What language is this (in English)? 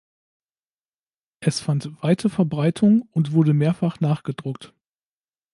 German